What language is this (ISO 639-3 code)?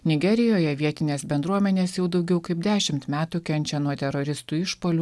lit